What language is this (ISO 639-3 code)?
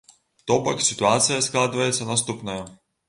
bel